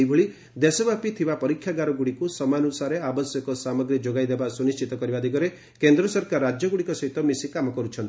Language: Odia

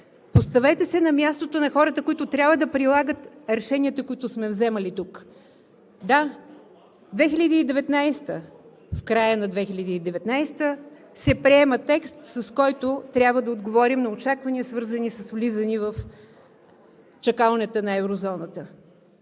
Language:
Bulgarian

